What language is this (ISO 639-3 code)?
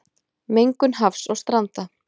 isl